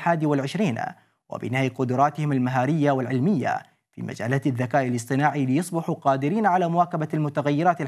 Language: Arabic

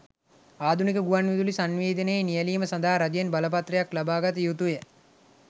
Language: Sinhala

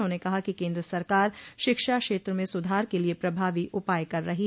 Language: Hindi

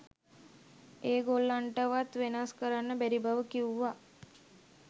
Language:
Sinhala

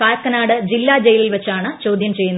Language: Malayalam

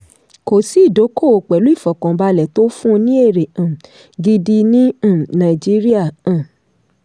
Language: Yoruba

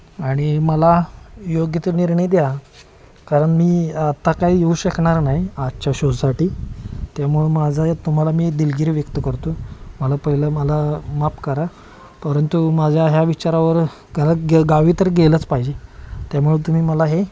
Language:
Marathi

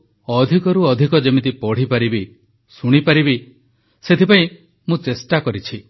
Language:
Odia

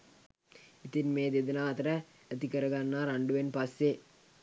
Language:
Sinhala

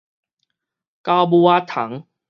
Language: Min Nan Chinese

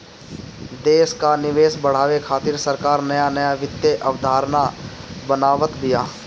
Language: Bhojpuri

